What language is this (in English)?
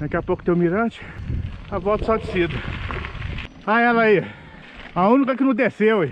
Portuguese